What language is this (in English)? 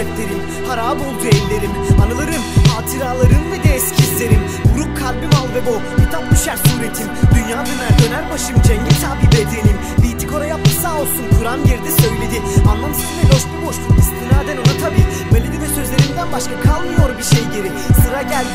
Turkish